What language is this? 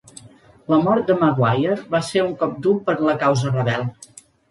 Catalan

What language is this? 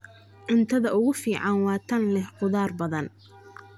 Somali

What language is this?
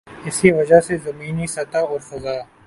Urdu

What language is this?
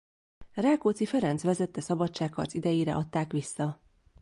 Hungarian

